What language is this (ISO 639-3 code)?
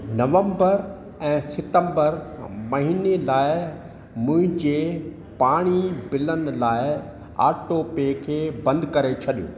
snd